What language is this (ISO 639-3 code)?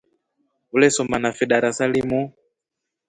rof